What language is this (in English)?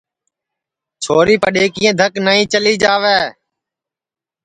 Sansi